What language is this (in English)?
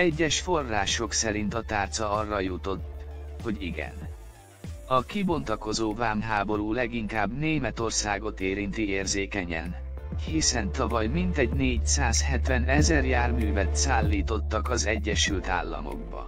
Hungarian